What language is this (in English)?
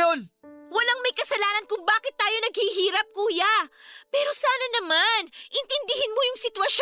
Filipino